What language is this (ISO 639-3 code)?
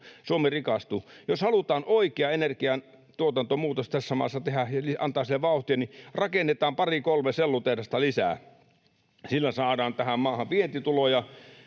fin